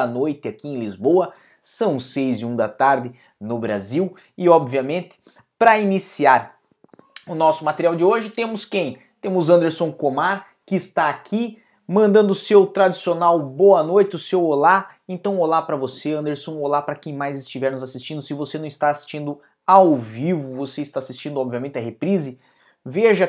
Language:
Portuguese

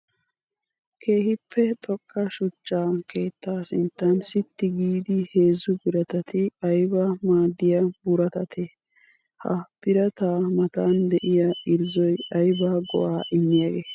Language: Wolaytta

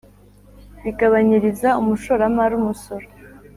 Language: Kinyarwanda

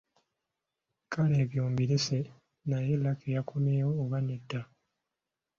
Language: Ganda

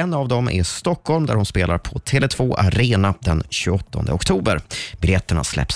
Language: Swedish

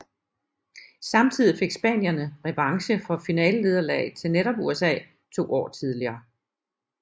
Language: Danish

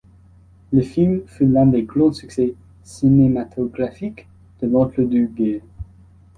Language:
French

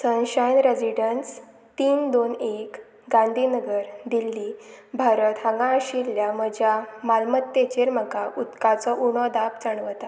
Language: Konkani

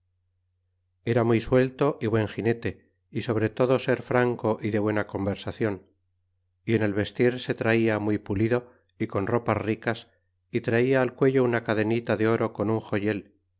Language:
Spanish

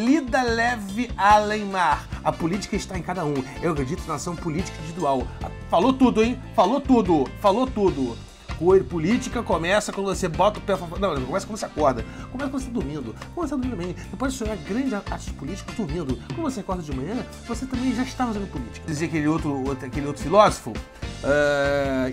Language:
Portuguese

